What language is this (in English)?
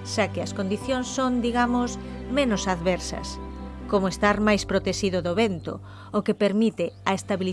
Spanish